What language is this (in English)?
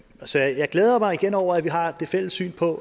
Danish